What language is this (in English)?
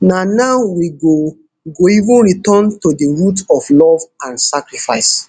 Nigerian Pidgin